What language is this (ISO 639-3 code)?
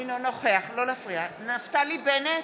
heb